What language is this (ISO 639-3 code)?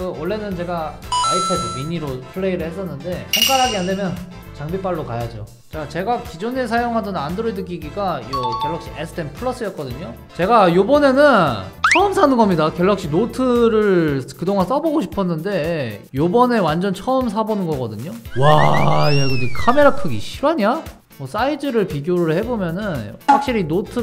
kor